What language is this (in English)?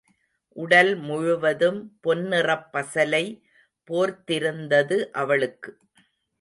Tamil